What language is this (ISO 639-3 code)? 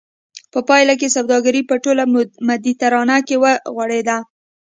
pus